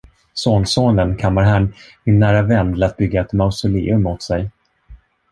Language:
Swedish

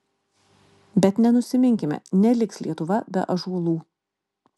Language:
Lithuanian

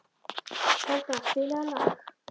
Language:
Icelandic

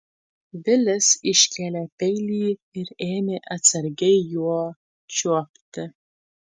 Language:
Lithuanian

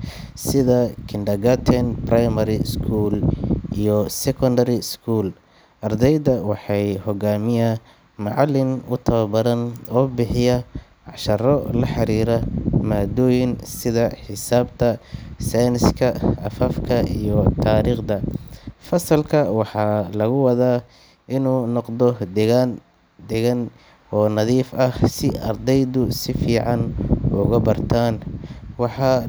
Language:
Somali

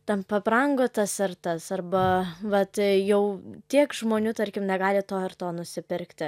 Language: Lithuanian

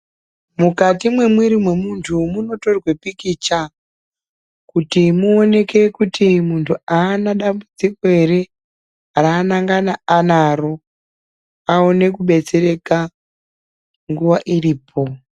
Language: Ndau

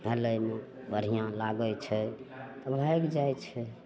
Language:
Maithili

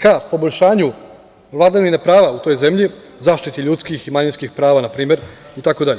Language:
Serbian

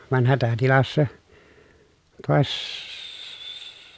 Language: Finnish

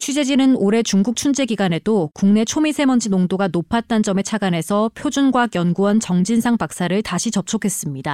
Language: Korean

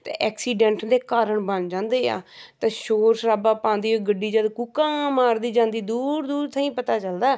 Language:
Punjabi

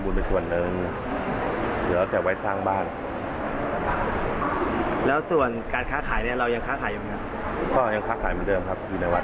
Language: Thai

